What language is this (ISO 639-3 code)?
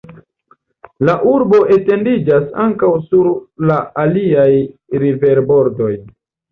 epo